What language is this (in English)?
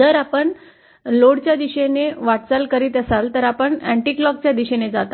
Marathi